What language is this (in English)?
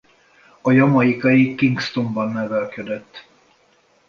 Hungarian